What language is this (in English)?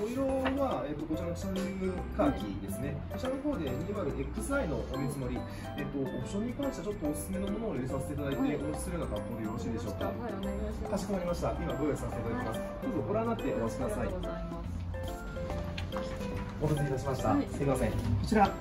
Japanese